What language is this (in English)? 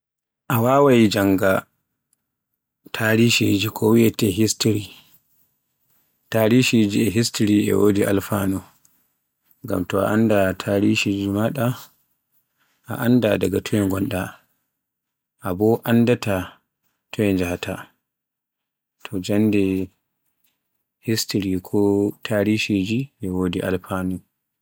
Borgu Fulfulde